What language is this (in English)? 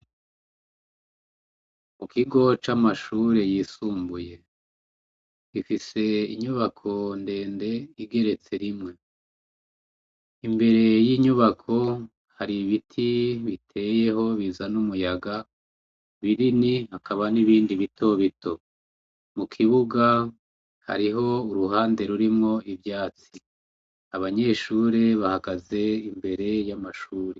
Rundi